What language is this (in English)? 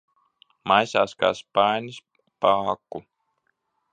Latvian